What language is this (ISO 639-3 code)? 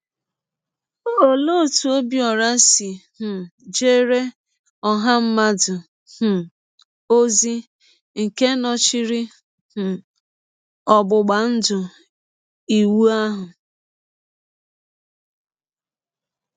ibo